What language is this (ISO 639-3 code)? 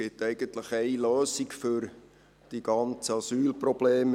gsw